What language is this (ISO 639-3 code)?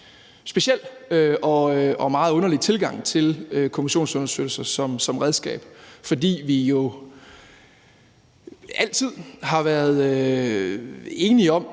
dan